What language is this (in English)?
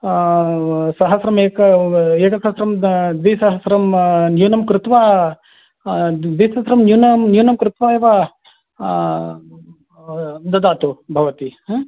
Sanskrit